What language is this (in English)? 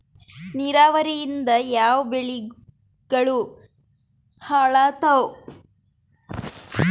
Kannada